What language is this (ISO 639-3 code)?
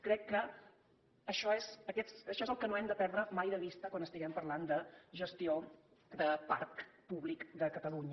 cat